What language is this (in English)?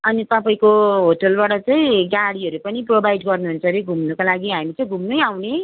Nepali